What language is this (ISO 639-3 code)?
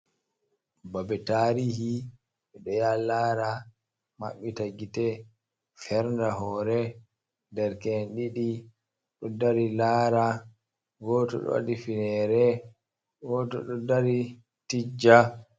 ful